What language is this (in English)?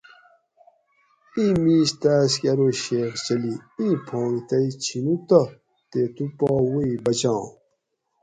Gawri